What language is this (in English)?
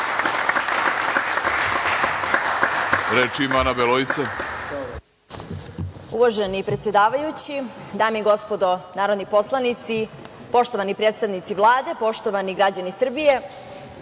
Serbian